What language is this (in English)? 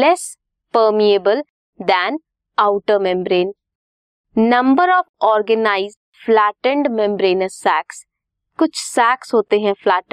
Hindi